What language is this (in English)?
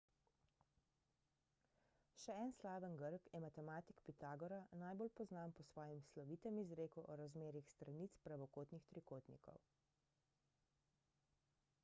Slovenian